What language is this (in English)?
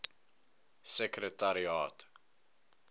Afrikaans